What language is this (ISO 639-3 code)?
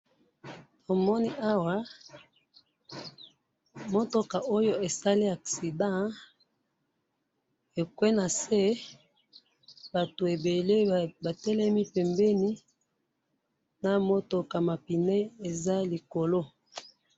lin